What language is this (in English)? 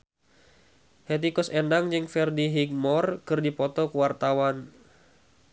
Sundanese